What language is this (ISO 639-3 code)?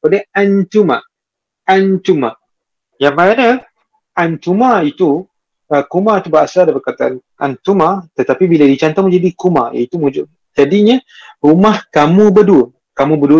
msa